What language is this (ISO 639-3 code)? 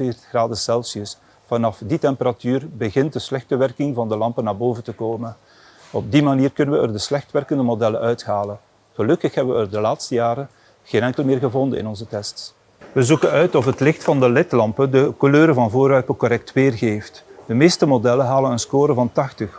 nld